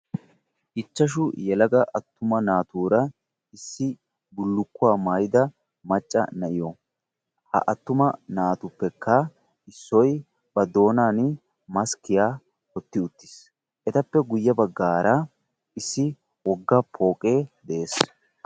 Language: Wolaytta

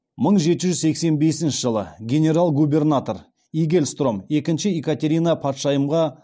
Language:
Kazakh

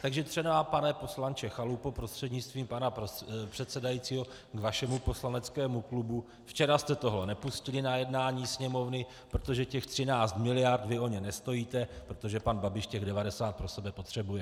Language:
Czech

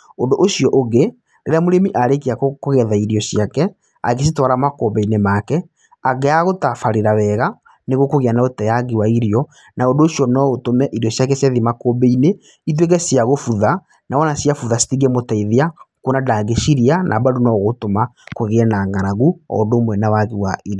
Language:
Kikuyu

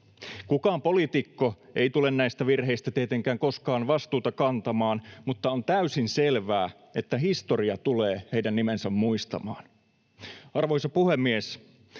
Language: Finnish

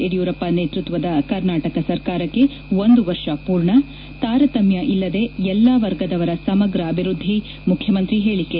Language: Kannada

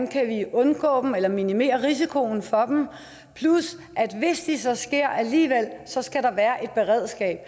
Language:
Danish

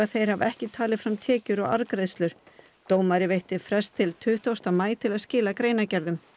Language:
Icelandic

